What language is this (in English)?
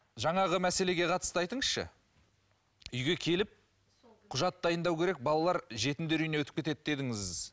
Kazakh